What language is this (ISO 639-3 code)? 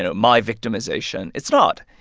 eng